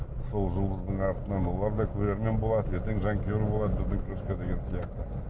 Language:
Kazakh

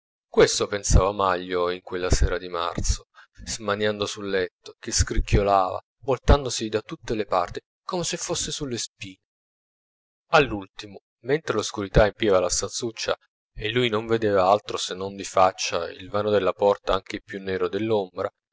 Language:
Italian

